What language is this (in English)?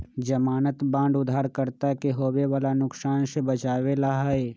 Magahi